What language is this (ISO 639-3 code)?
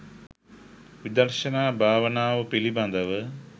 sin